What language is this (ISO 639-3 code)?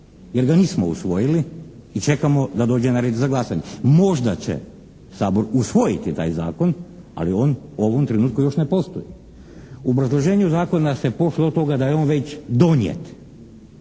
hrv